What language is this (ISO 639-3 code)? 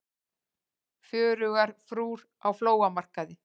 isl